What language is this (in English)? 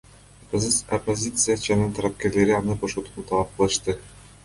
Kyrgyz